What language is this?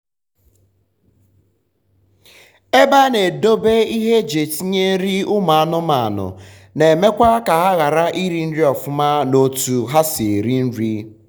Igbo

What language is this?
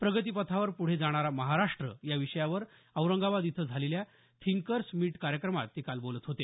Marathi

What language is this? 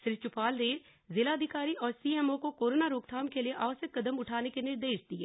Hindi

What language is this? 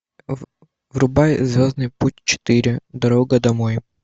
Russian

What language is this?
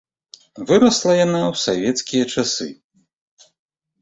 Belarusian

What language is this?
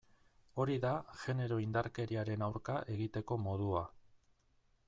Basque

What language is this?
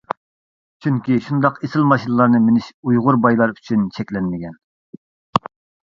Uyghur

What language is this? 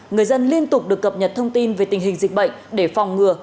Vietnamese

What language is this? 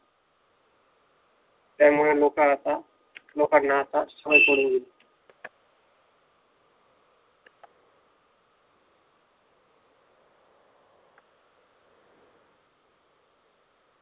Marathi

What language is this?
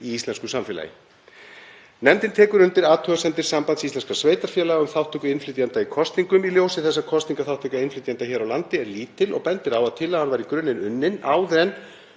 Icelandic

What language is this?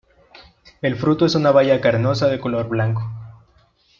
Spanish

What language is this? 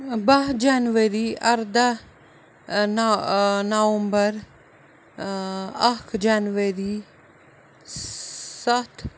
Kashmiri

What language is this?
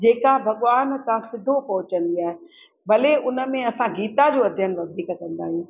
Sindhi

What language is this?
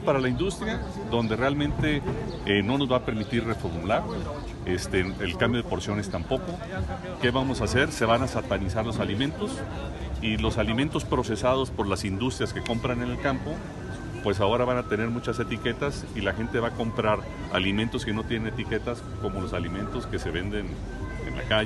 Spanish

